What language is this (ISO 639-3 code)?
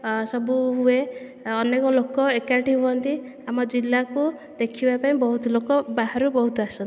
ori